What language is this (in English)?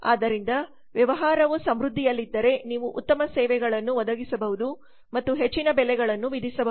Kannada